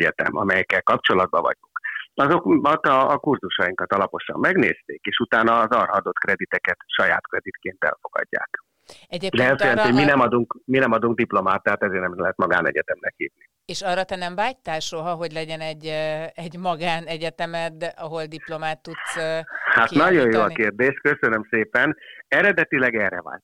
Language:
Hungarian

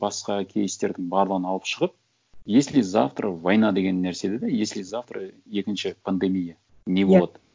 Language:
Kazakh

